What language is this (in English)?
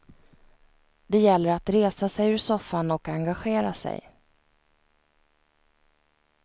Swedish